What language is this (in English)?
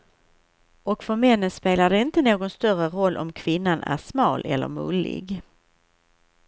Swedish